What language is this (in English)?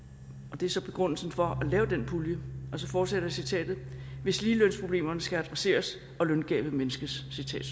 Danish